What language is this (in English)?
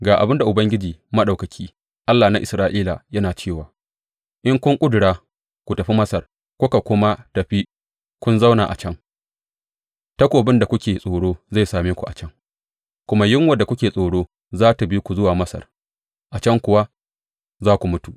Hausa